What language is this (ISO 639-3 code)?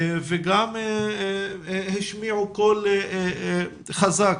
heb